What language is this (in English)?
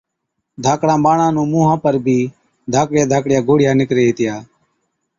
Od